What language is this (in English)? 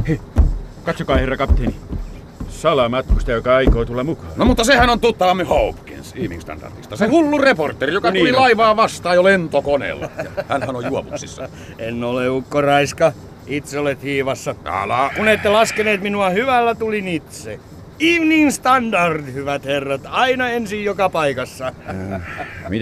Finnish